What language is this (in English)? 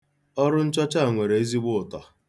Igbo